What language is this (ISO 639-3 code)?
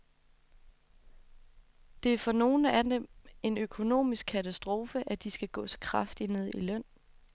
dan